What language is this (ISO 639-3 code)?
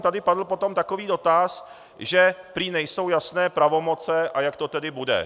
ces